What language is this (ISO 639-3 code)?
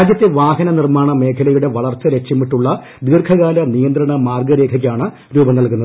mal